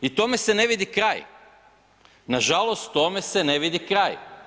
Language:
Croatian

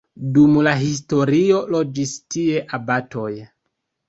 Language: Esperanto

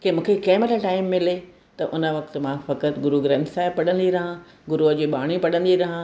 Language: Sindhi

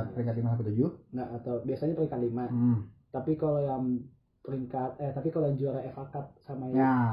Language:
Indonesian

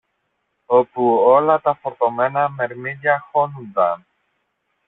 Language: Greek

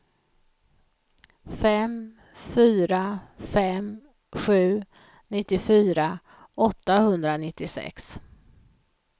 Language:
Swedish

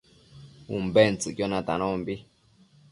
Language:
Matsés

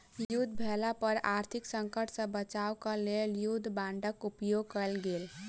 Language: Maithili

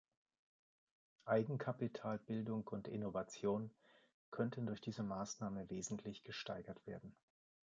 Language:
German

